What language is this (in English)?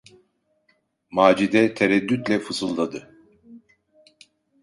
Turkish